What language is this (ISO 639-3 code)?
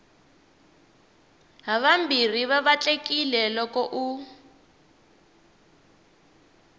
tso